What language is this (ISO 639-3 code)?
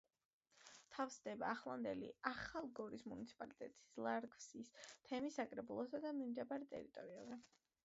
kat